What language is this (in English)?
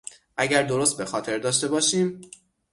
Persian